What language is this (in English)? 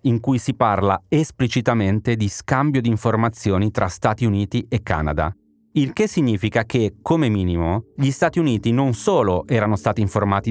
Italian